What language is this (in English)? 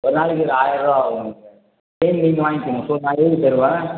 Tamil